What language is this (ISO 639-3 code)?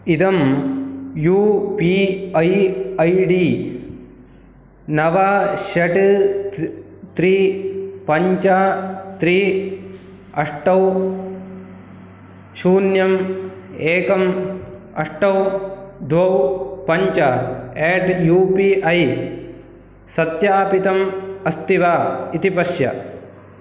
san